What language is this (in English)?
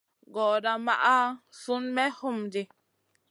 Masana